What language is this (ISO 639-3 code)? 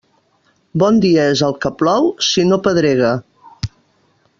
cat